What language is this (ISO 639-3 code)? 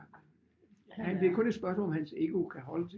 dan